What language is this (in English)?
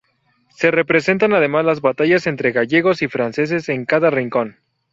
Spanish